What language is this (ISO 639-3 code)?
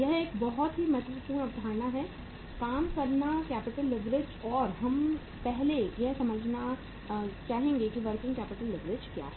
hin